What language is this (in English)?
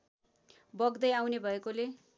Nepali